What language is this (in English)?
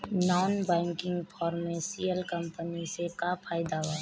Bhojpuri